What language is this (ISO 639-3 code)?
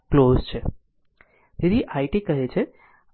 guj